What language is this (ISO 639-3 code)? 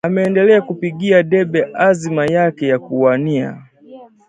swa